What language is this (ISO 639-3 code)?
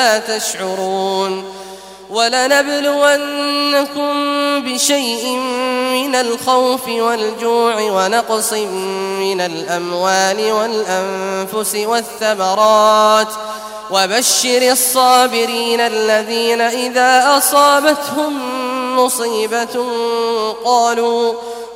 ara